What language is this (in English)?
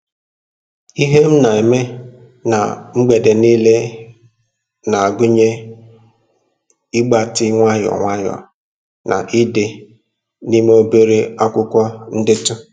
Igbo